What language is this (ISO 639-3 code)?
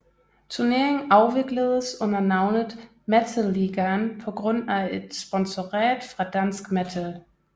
dan